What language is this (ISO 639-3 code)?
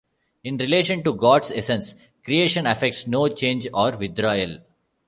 eng